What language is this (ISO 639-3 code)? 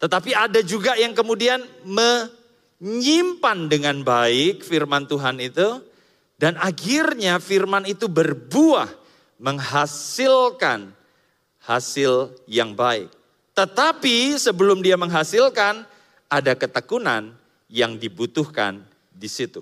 ind